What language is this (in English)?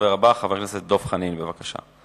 Hebrew